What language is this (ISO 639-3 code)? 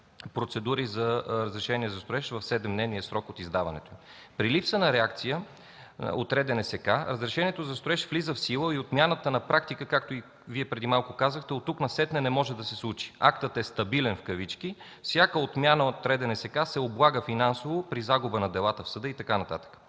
bul